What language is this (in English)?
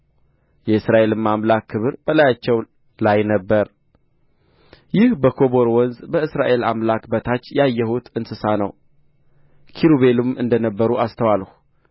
Amharic